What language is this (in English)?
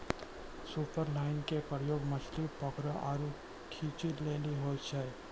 Maithili